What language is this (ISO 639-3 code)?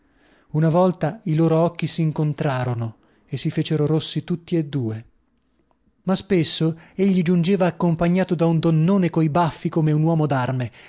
ita